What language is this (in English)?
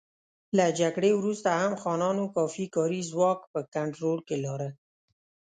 Pashto